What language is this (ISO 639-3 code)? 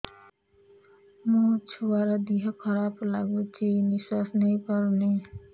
ori